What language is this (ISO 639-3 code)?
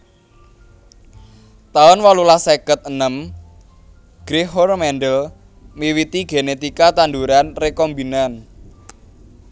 jav